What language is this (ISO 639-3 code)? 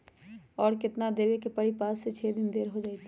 mag